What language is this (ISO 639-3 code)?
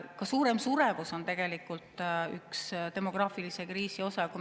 est